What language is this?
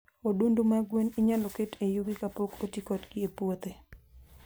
Luo (Kenya and Tanzania)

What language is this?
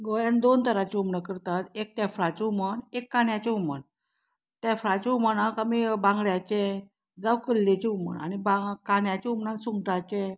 Konkani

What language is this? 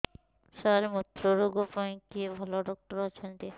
Odia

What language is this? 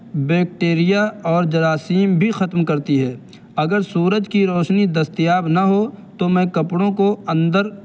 Urdu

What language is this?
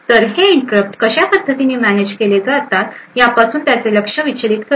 Marathi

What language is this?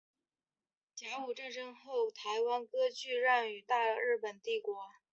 Chinese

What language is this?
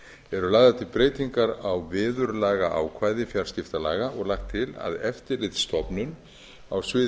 Icelandic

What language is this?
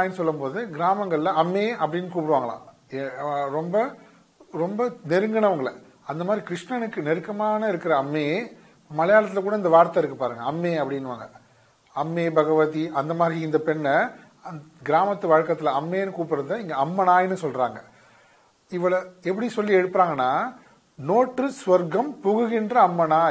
Tamil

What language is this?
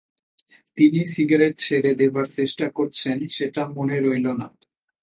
Bangla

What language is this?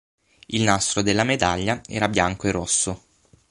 Italian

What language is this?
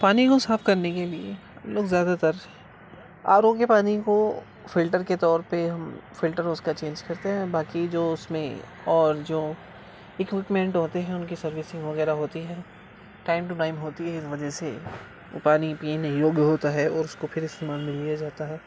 Urdu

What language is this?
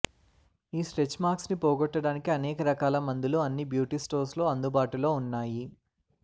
Telugu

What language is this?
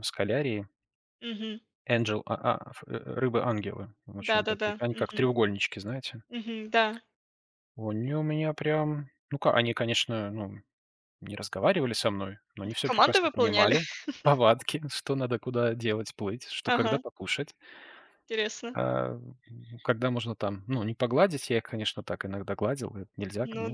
Russian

